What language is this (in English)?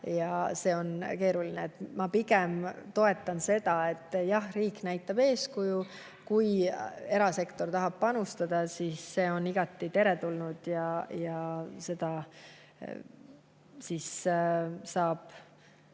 Estonian